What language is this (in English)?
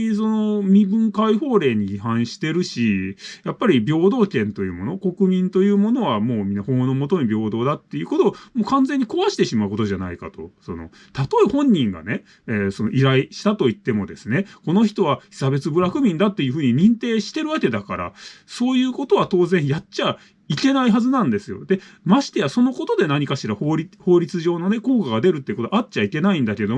Japanese